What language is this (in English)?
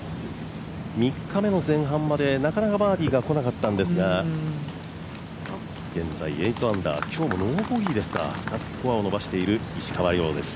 Japanese